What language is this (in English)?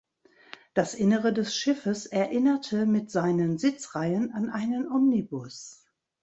German